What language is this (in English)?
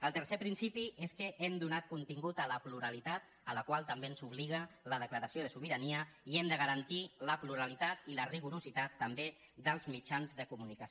Catalan